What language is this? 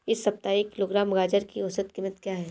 Hindi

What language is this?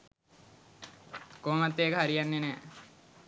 Sinhala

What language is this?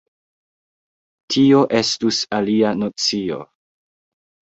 Esperanto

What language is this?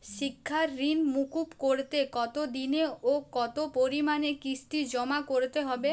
Bangla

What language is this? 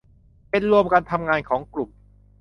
Thai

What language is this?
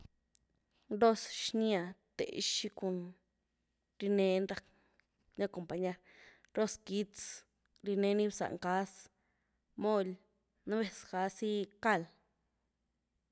Güilá Zapotec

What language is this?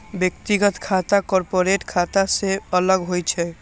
Maithili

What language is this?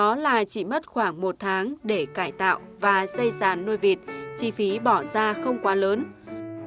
Vietnamese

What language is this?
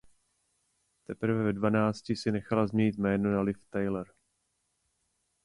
Czech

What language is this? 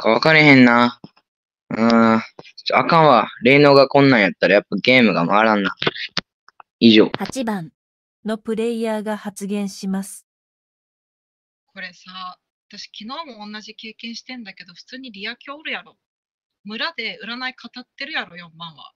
Japanese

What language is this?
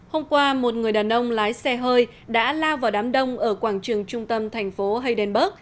Vietnamese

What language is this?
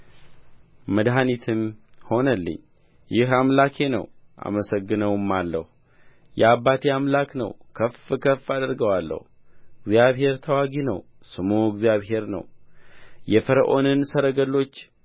Amharic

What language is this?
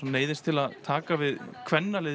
Icelandic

